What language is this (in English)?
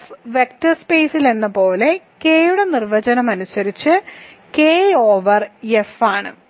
Malayalam